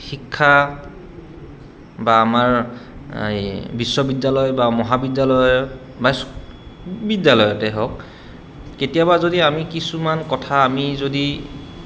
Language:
Assamese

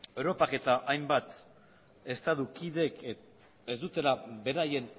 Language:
Basque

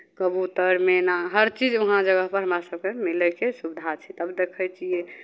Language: Maithili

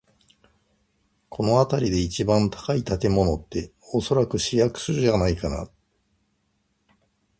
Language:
Japanese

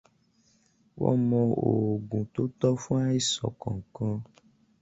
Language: Yoruba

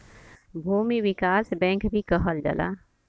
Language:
Bhojpuri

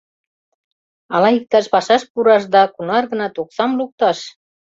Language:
Mari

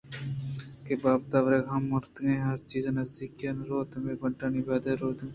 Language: Eastern Balochi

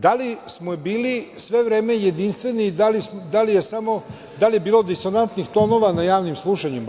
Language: Serbian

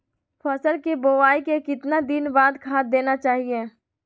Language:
Magahi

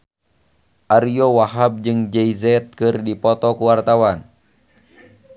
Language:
Sundanese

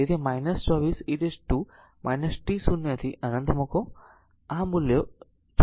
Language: Gujarati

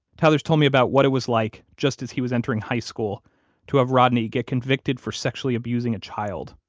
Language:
English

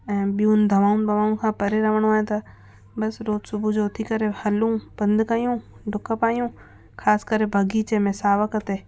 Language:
Sindhi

